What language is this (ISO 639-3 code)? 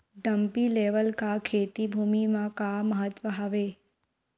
hne